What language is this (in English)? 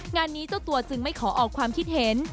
Thai